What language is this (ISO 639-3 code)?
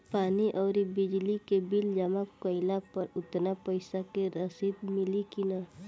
bho